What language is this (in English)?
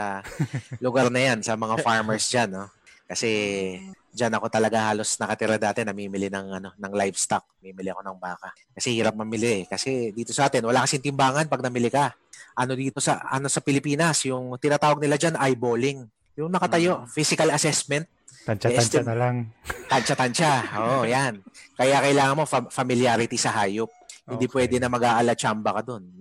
Filipino